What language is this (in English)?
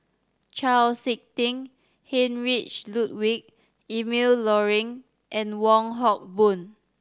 English